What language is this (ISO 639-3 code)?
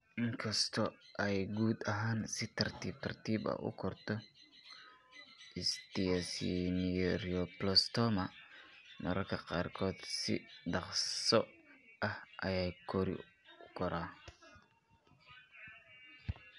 som